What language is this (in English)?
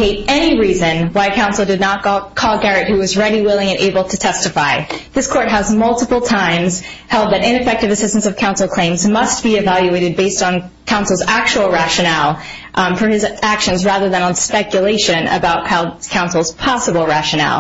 English